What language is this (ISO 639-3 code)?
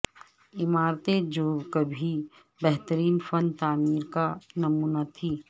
urd